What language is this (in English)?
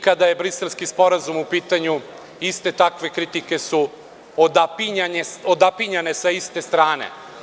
Serbian